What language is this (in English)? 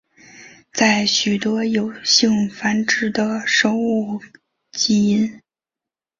Chinese